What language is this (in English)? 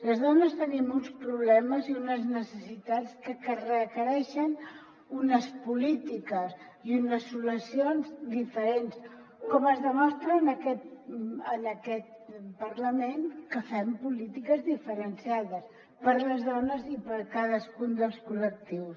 Catalan